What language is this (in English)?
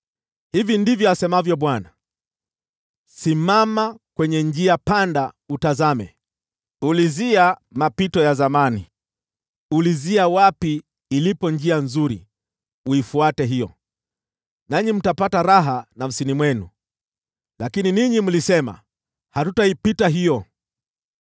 Swahili